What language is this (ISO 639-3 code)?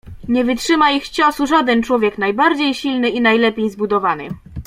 pol